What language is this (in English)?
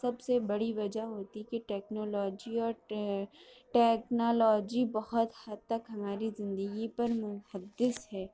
Urdu